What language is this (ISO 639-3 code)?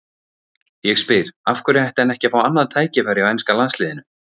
isl